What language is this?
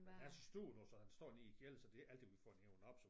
Danish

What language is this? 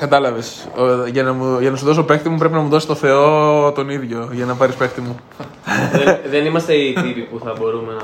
Greek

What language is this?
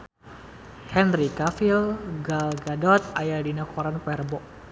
Sundanese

